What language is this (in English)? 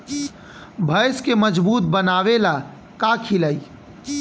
Bhojpuri